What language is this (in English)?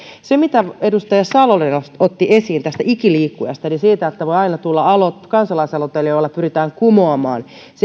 Finnish